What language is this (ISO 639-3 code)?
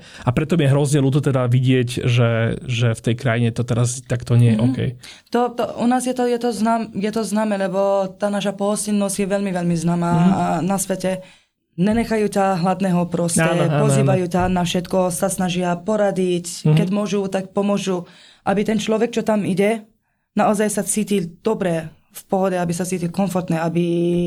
slk